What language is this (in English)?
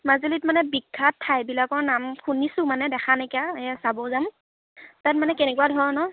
Assamese